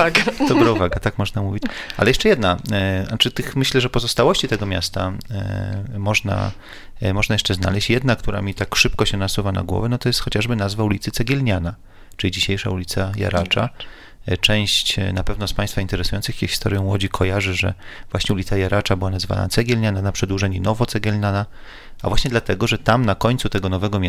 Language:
Polish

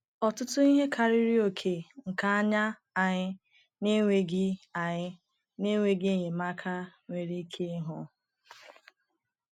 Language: Igbo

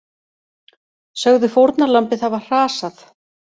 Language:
Icelandic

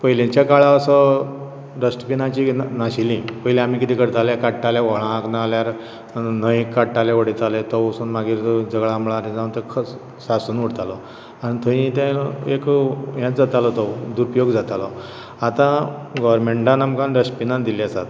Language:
Konkani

